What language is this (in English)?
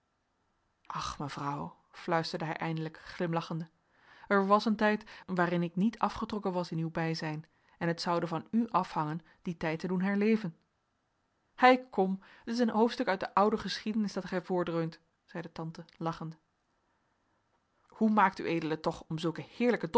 Dutch